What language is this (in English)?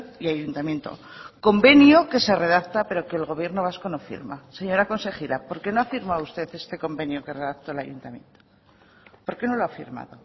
Spanish